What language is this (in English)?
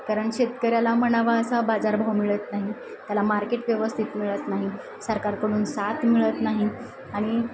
Marathi